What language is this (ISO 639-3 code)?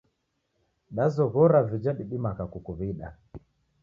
dav